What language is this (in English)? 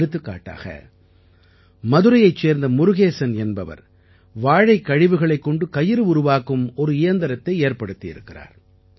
Tamil